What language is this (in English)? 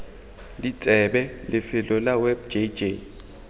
Tswana